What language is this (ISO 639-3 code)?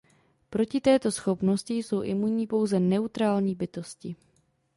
ces